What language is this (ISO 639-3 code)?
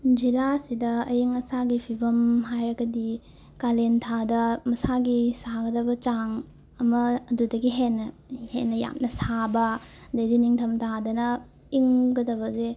mni